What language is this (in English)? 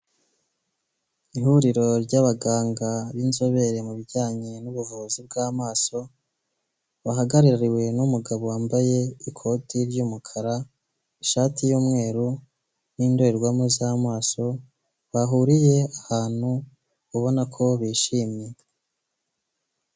Kinyarwanda